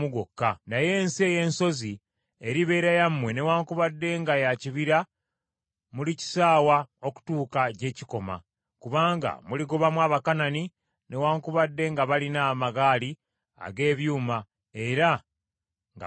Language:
Ganda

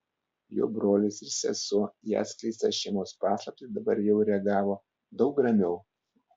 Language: Lithuanian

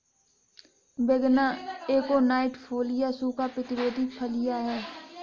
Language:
Hindi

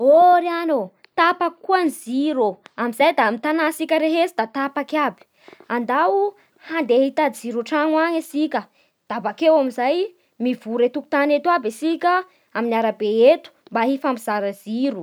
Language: Bara Malagasy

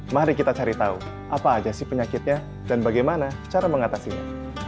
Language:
Indonesian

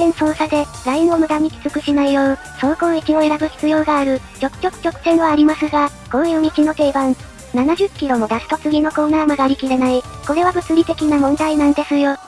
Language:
Japanese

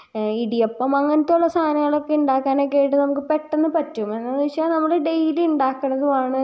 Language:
Malayalam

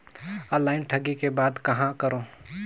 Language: Chhattisgarhi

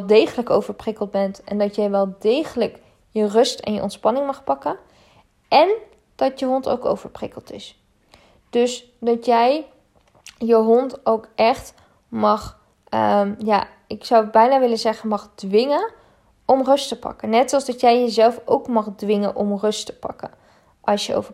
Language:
Dutch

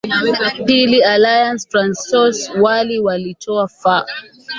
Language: Swahili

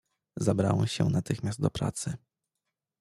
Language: Polish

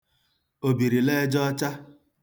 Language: Igbo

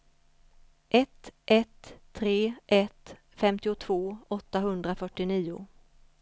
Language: Swedish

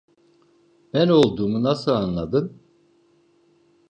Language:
Turkish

